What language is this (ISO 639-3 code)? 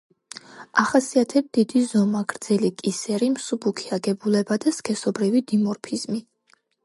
kat